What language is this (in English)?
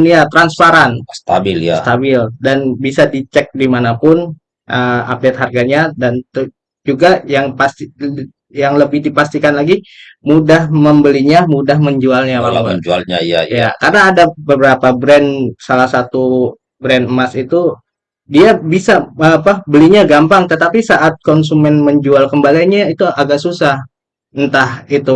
Indonesian